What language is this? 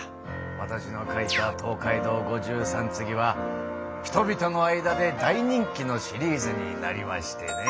Japanese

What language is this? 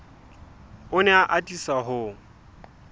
Southern Sotho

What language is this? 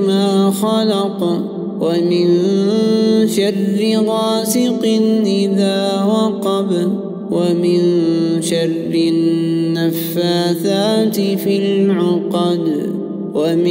Arabic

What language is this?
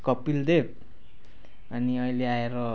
Nepali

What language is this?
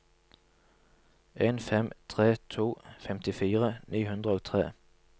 Norwegian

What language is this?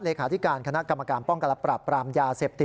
Thai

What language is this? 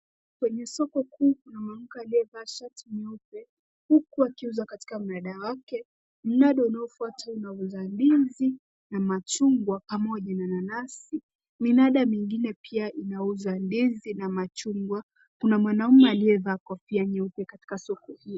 Swahili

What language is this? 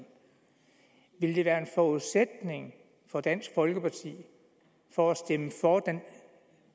Danish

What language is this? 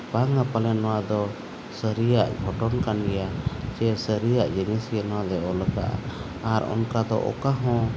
Santali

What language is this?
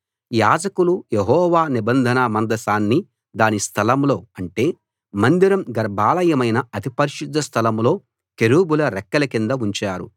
Telugu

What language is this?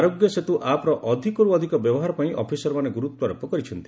Odia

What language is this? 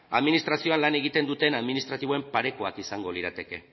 Basque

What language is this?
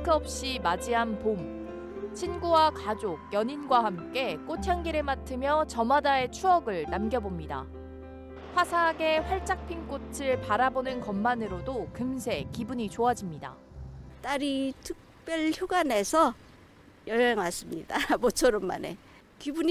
Korean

